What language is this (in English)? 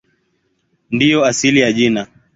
Swahili